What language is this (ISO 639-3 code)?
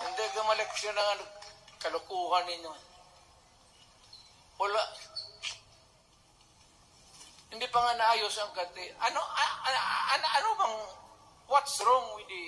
fil